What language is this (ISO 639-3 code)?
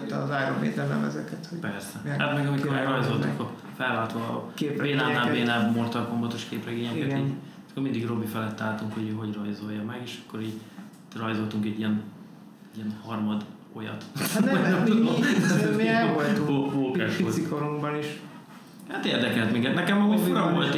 hun